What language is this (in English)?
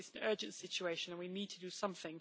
English